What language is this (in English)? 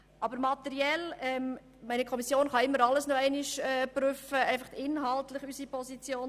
Swiss German